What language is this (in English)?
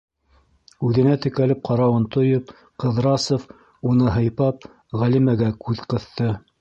Bashkir